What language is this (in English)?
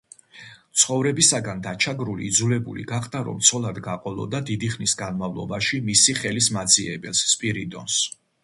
Georgian